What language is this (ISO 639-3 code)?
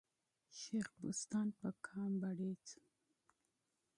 pus